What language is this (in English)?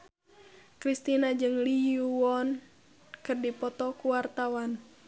Sundanese